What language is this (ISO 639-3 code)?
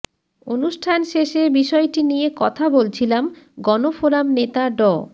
ben